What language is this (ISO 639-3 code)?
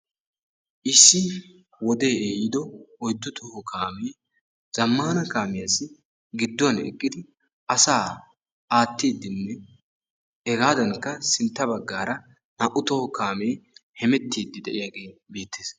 wal